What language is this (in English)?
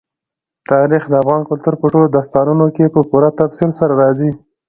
Pashto